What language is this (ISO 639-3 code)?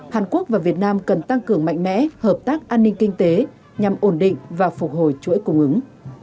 vie